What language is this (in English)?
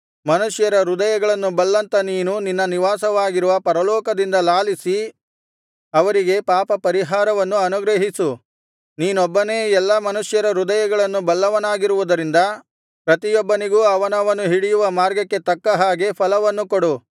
Kannada